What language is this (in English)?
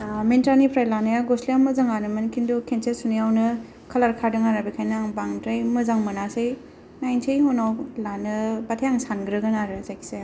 Bodo